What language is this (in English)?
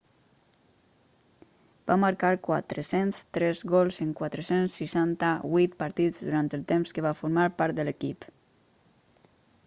Catalan